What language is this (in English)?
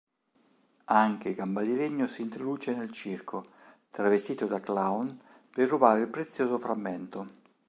Italian